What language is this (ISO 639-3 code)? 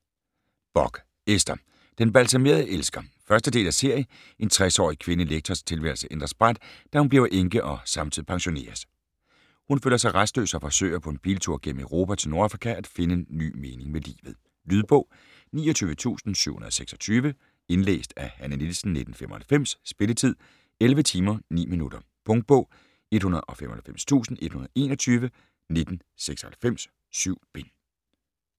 dan